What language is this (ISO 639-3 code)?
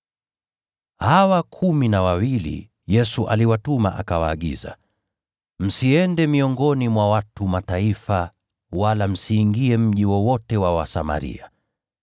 swa